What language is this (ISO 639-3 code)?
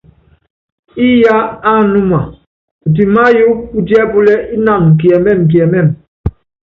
yav